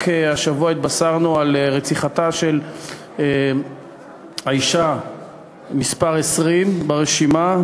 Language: Hebrew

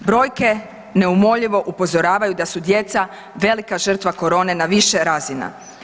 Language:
Croatian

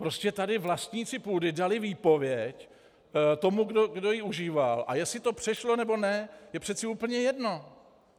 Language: Czech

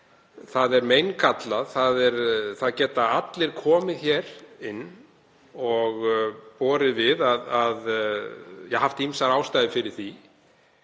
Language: Icelandic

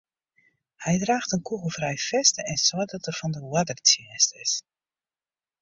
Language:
Western Frisian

